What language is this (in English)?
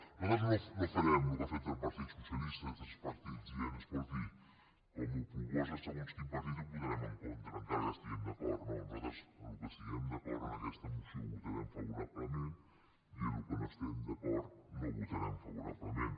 Catalan